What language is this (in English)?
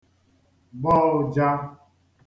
Igbo